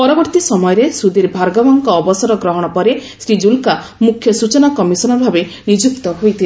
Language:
Odia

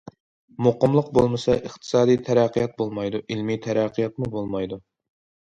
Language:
Uyghur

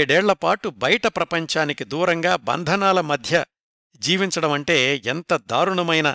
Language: Telugu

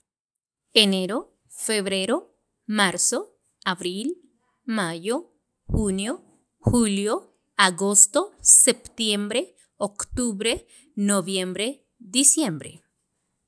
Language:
Sacapulteco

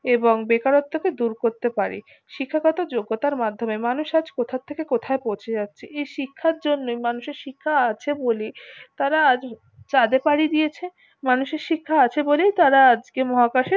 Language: Bangla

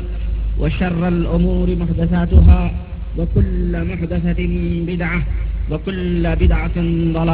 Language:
Urdu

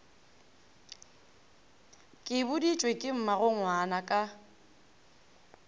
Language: Northern Sotho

